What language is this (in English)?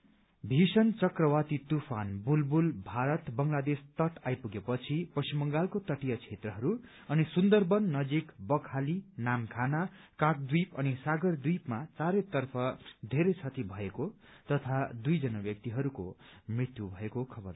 Nepali